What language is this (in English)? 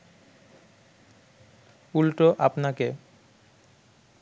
Bangla